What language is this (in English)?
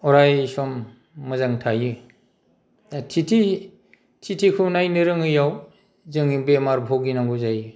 Bodo